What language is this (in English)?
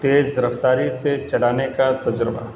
Urdu